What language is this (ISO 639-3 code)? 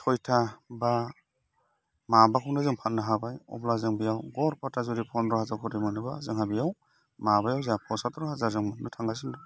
brx